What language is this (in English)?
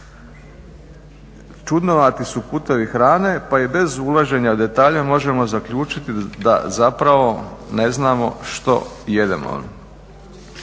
Croatian